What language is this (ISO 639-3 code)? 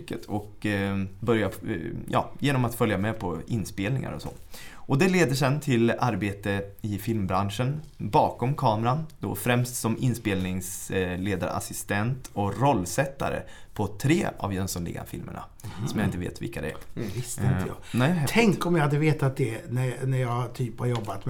swe